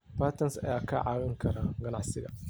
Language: Somali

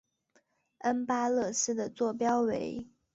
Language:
Chinese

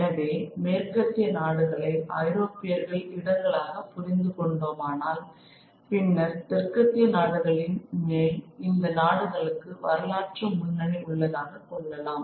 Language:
Tamil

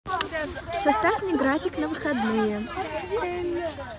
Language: Russian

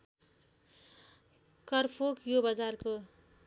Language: Nepali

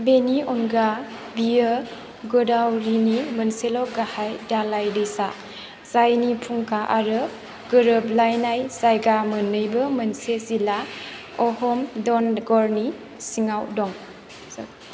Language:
Bodo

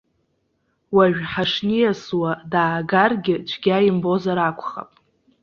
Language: Abkhazian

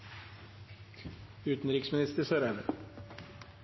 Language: Norwegian Bokmål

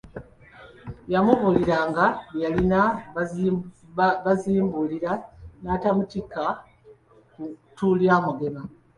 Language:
Ganda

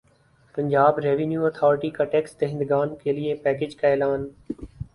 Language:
Urdu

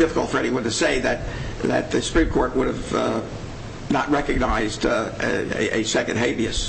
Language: English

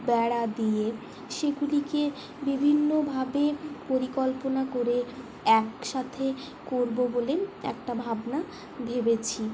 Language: Bangla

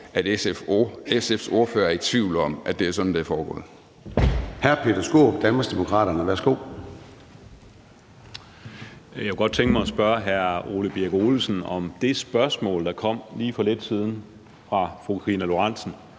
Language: Danish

